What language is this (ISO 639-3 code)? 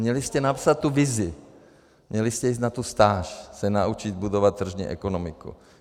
ces